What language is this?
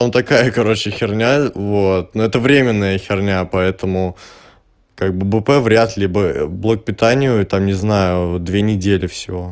Russian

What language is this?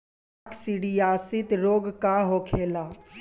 Bhojpuri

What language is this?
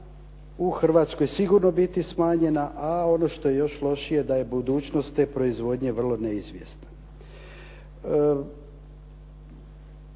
Croatian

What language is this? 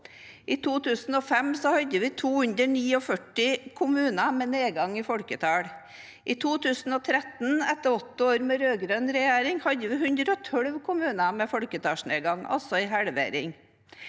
Norwegian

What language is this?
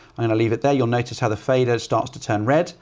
English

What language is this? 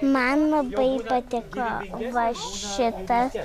Lithuanian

